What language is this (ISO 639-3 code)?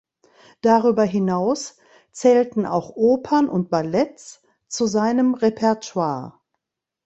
deu